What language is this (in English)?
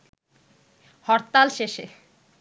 Bangla